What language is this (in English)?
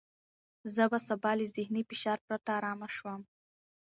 Pashto